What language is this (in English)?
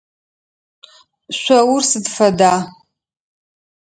Adyghe